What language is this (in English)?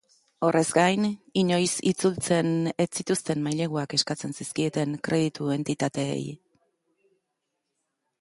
Basque